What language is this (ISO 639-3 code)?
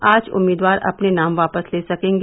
hin